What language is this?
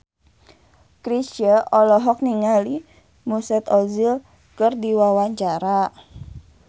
Sundanese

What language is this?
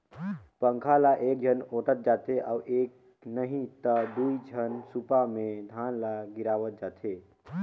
Chhattisgarhi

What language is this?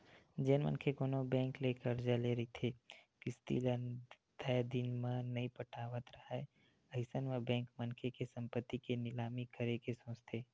Chhattisgarhi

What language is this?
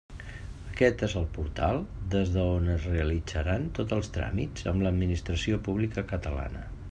Catalan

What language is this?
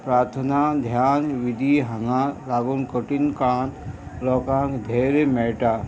Konkani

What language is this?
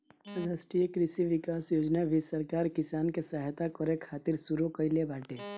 Bhojpuri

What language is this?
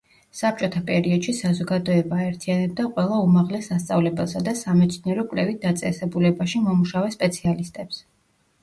Georgian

